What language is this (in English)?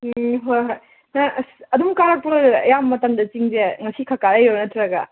Manipuri